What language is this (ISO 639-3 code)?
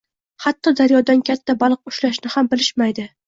uzb